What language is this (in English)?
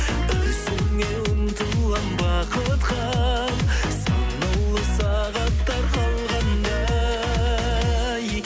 Kazakh